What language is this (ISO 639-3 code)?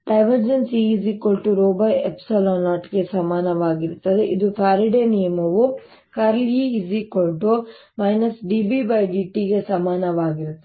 kan